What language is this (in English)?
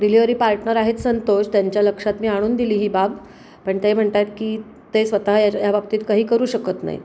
Marathi